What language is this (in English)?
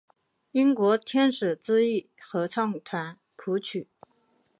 Chinese